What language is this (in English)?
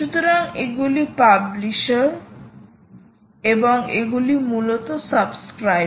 Bangla